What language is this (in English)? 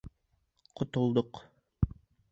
Bashkir